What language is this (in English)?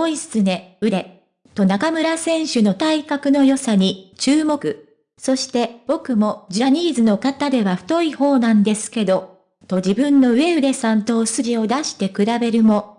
Japanese